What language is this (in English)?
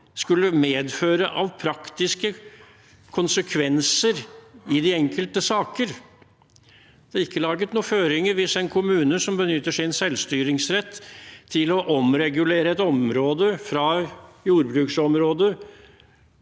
Norwegian